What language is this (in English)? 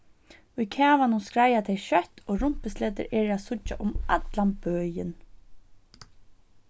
Faroese